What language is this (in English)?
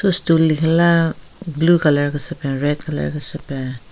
Southern Rengma Naga